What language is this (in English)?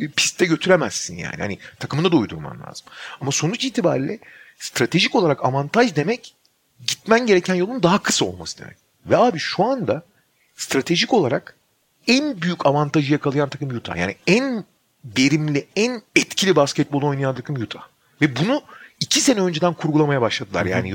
Turkish